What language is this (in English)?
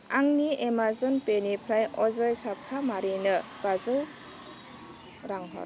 Bodo